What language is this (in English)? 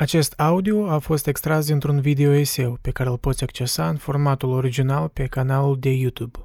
Romanian